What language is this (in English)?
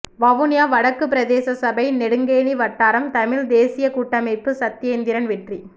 Tamil